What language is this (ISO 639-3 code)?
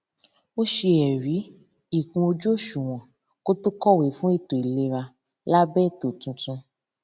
yor